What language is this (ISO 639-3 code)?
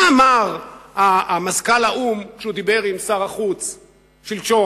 heb